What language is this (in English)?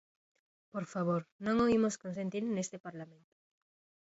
Galician